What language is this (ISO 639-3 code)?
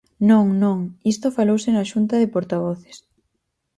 glg